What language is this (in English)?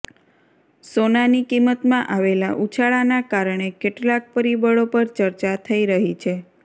Gujarati